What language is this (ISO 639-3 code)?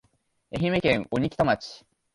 jpn